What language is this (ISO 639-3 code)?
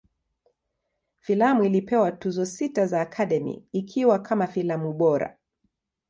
swa